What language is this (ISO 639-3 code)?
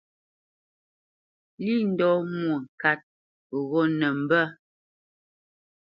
bce